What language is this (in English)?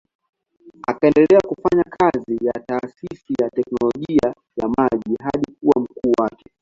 Swahili